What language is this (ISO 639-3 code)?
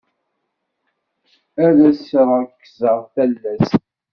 kab